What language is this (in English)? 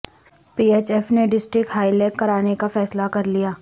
Urdu